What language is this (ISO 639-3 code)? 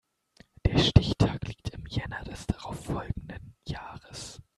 deu